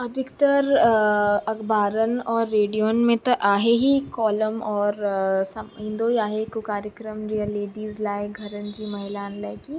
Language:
Sindhi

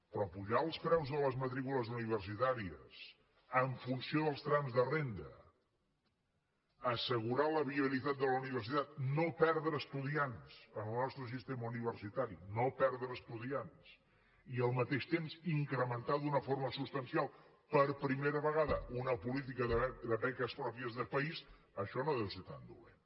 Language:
Catalan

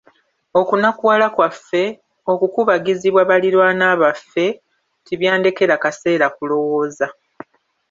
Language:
Ganda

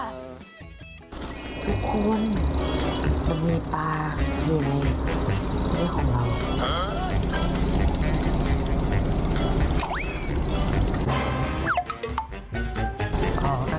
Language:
Thai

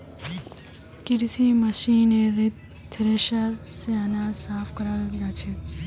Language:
Magahi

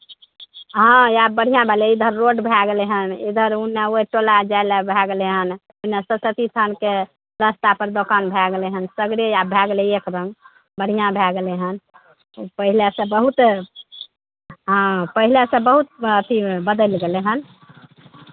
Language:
Maithili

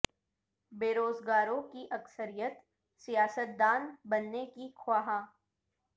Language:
Urdu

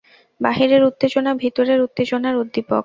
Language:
Bangla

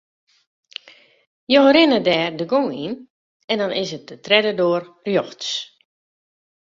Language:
Western Frisian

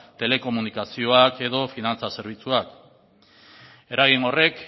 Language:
Basque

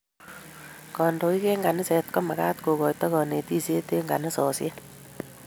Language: Kalenjin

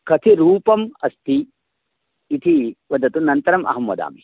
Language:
Sanskrit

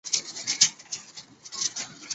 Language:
Chinese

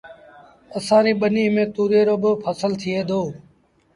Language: Sindhi Bhil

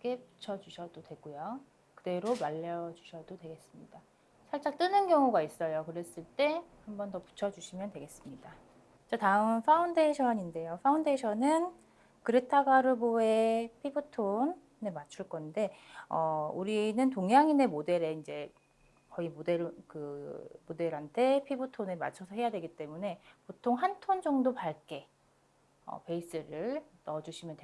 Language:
Korean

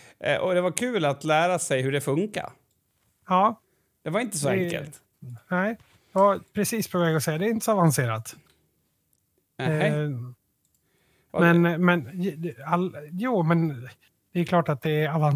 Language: Swedish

